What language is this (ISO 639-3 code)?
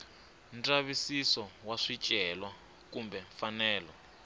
tso